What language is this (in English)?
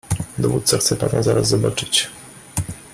Polish